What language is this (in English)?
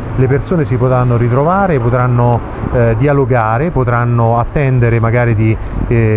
Italian